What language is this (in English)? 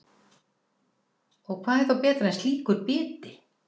Icelandic